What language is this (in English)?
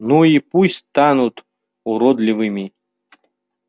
Russian